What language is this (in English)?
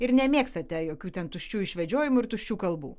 Lithuanian